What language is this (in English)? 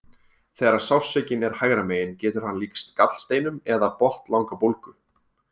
Icelandic